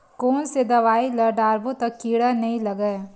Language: Chhattisgarhi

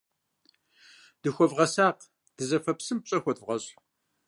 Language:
Kabardian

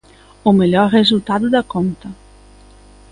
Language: Galician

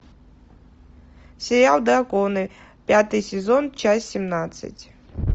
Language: Russian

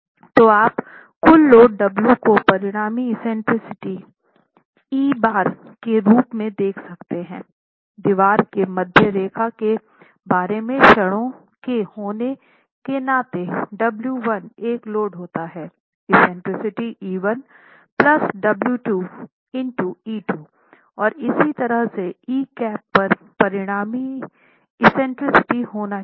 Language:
Hindi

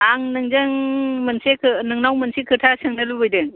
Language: Bodo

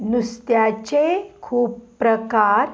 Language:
Konkani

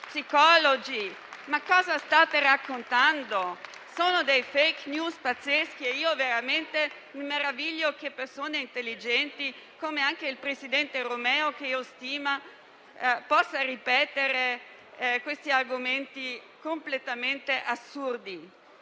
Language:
Italian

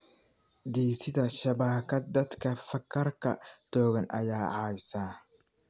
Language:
Somali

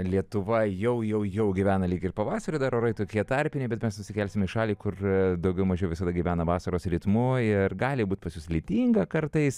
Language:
Lithuanian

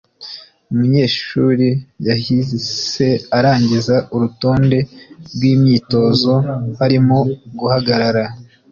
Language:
Kinyarwanda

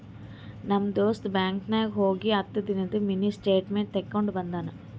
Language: Kannada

